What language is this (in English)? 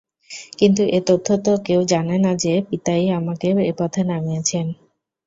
Bangla